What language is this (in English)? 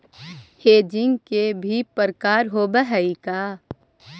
Magahi